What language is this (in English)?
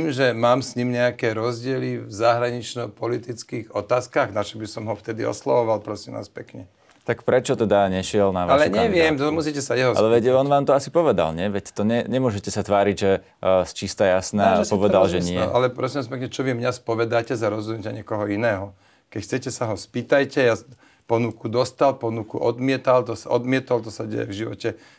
Slovak